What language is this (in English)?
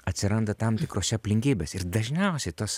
Lithuanian